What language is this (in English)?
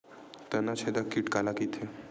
Chhattisgarhi